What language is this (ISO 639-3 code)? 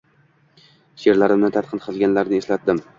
uzb